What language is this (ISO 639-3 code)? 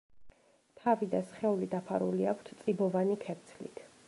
kat